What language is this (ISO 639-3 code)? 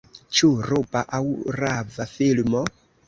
epo